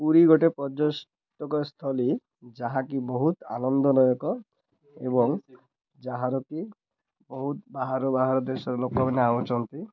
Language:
Odia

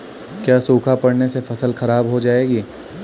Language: Hindi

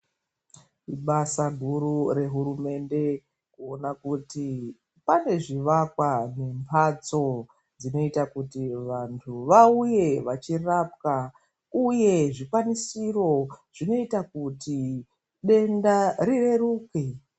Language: Ndau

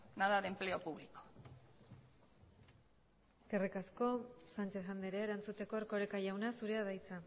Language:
Basque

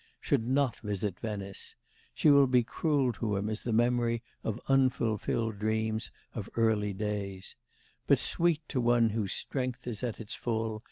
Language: English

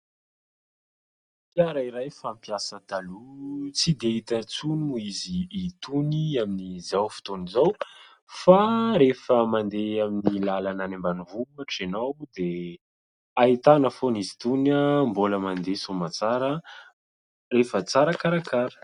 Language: Malagasy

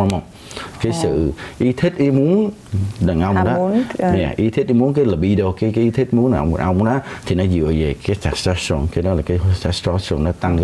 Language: Vietnamese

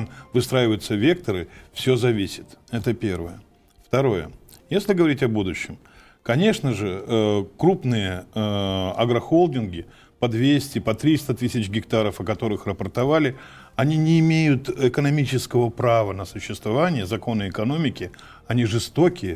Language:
Russian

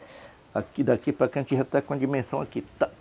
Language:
Portuguese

